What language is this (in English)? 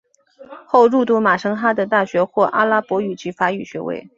Chinese